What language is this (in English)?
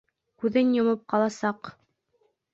Bashkir